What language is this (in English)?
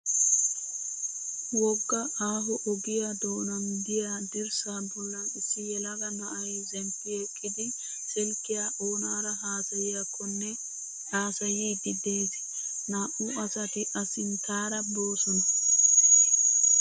Wolaytta